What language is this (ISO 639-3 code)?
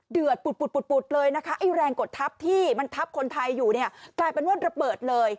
tha